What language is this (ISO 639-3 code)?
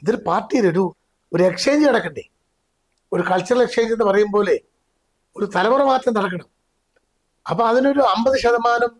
mal